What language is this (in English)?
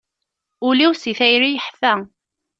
Kabyle